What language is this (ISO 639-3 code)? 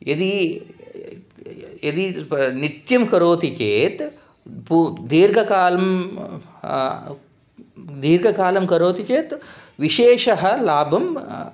san